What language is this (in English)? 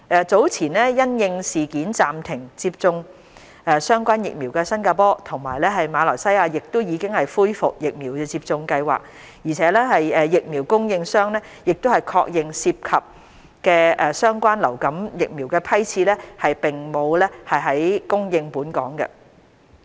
Cantonese